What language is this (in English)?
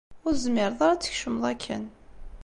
Kabyle